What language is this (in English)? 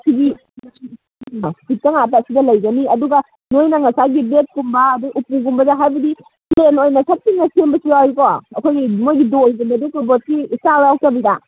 Manipuri